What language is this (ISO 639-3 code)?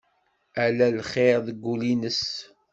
kab